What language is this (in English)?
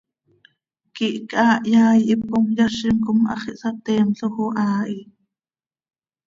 Seri